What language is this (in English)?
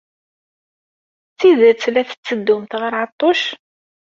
Kabyle